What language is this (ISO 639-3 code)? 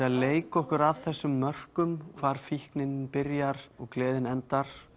isl